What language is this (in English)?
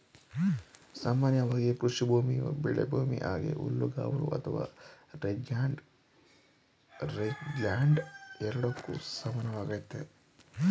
Kannada